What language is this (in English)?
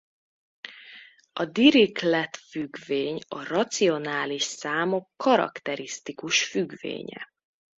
Hungarian